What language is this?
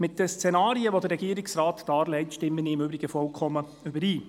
Swiss German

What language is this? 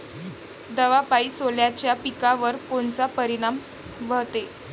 Marathi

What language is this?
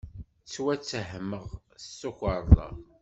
Kabyle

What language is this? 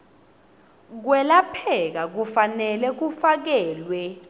Swati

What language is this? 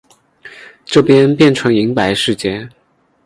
Chinese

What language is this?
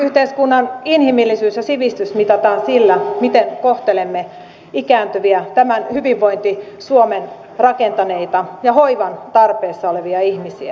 Finnish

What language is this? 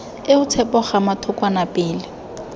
Tswana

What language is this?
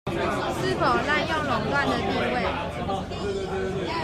Chinese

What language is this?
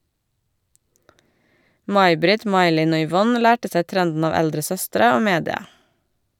Norwegian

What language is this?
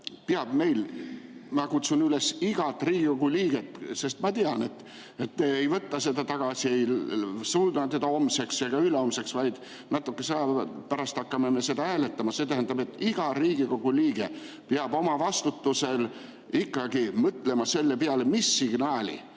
Estonian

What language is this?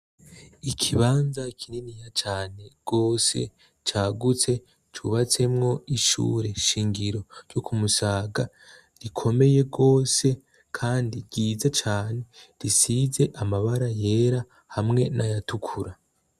Rundi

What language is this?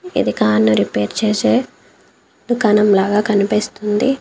Telugu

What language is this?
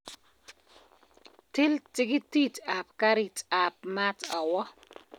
Kalenjin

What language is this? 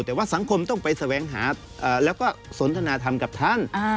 Thai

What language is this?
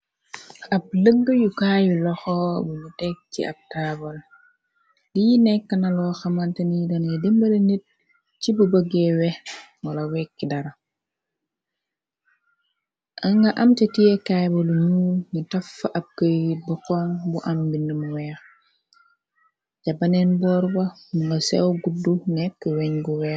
Wolof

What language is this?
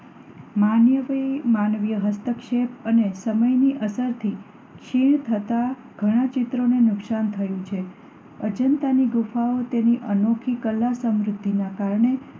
Gujarati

